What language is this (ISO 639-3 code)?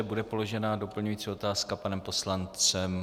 ces